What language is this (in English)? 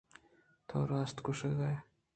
Eastern Balochi